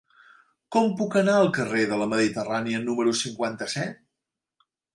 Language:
Catalan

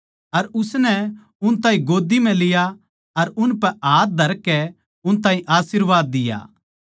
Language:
Haryanvi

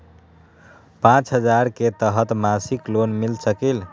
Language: Magahi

